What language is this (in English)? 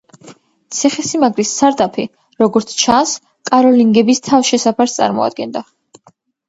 Georgian